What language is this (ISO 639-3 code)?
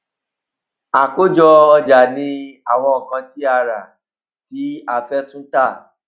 yor